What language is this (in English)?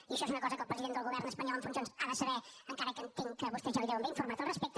Catalan